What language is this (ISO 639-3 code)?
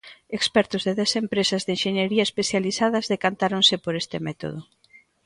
glg